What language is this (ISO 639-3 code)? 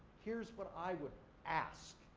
eng